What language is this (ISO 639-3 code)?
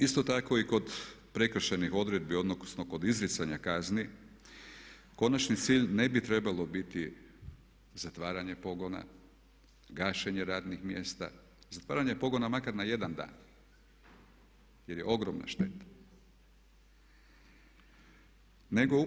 hrv